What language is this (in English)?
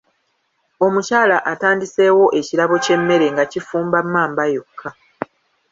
Ganda